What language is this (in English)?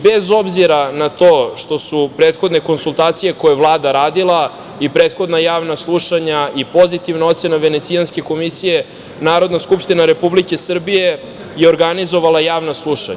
Serbian